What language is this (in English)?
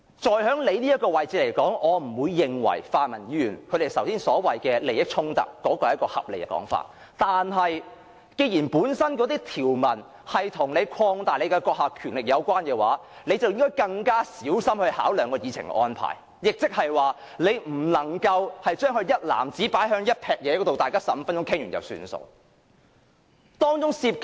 Cantonese